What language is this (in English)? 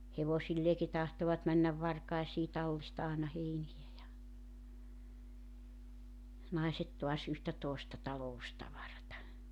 Finnish